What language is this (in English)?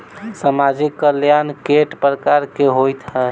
Maithili